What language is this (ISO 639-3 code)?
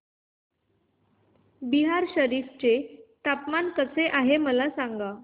mar